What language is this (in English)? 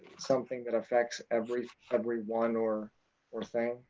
English